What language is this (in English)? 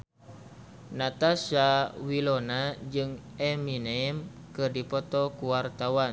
Sundanese